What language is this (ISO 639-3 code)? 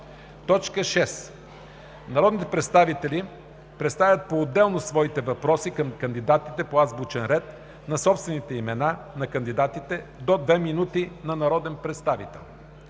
bul